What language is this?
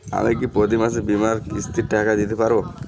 Bangla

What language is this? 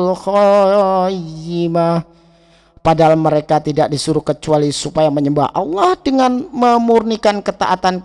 Indonesian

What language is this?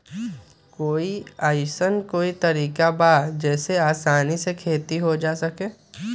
Magahi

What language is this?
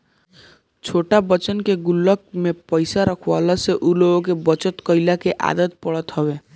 Bhojpuri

